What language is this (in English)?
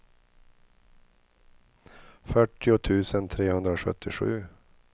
Swedish